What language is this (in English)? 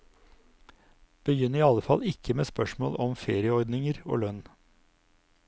Norwegian